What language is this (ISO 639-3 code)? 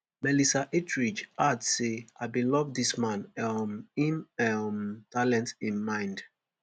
pcm